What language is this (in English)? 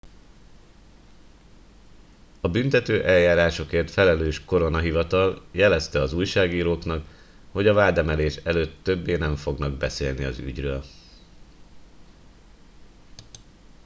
Hungarian